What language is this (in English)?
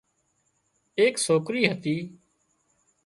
Wadiyara Koli